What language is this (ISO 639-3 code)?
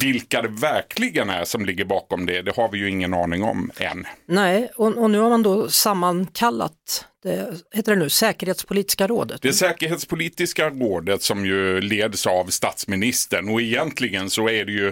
swe